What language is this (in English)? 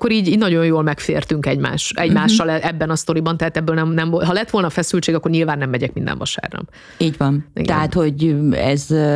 Hungarian